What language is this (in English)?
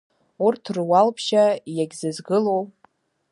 Abkhazian